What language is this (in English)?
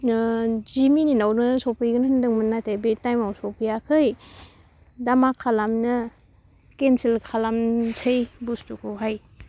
Bodo